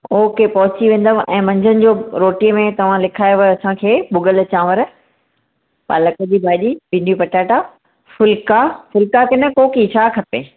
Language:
Sindhi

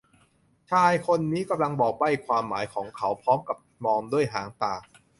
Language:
Thai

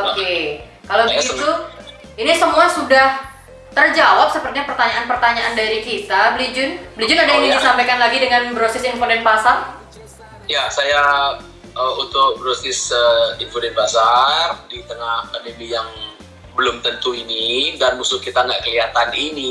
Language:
Indonesian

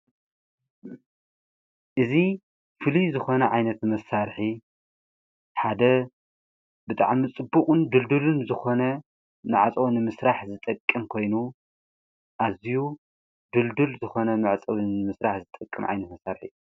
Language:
Tigrinya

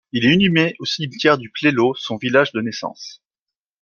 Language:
French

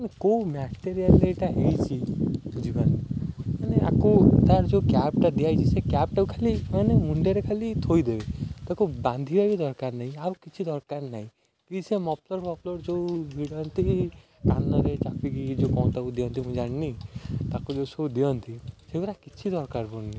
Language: Odia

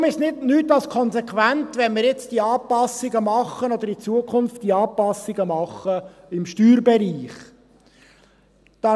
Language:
Swiss German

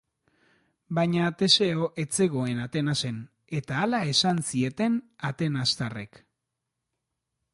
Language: Basque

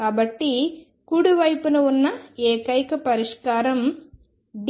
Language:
Telugu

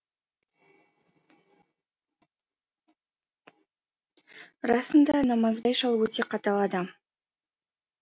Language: Kazakh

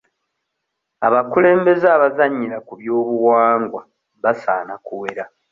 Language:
Ganda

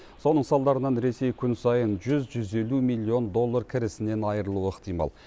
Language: Kazakh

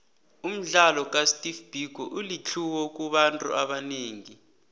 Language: South Ndebele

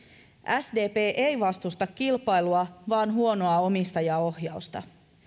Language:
Finnish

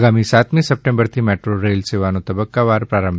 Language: Gujarati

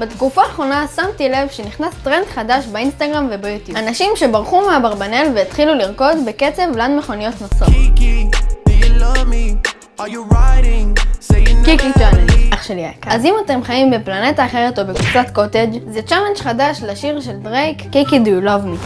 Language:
Hebrew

